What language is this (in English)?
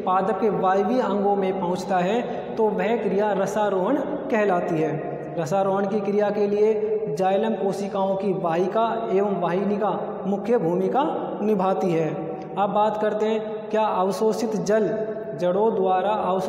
Hindi